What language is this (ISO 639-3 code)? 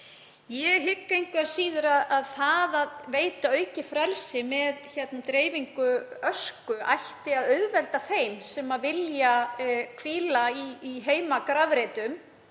isl